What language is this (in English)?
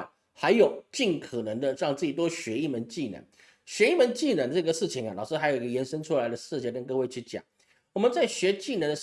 Chinese